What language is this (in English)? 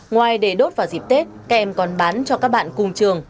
Vietnamese